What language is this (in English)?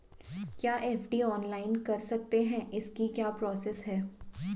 Hindi